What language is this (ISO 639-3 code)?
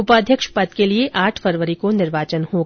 hin